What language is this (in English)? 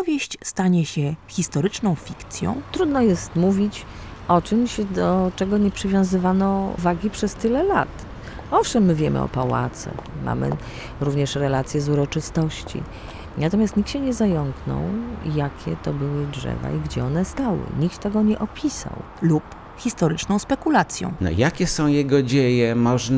Polish